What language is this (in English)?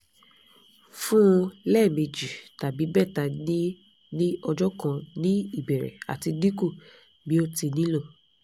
Yoruba